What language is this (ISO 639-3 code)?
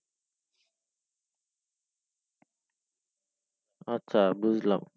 ben